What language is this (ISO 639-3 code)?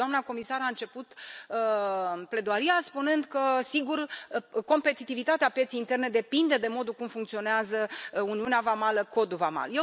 ron